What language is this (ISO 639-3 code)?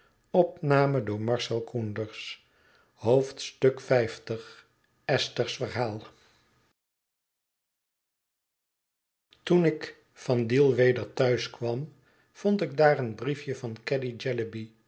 nld